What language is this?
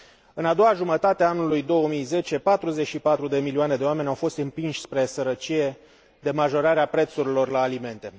Romanian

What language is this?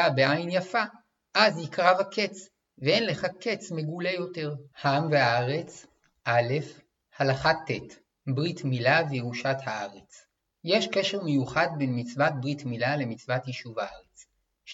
Hebrew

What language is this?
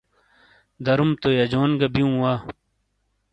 Shina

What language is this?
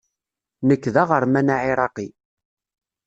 Kabyle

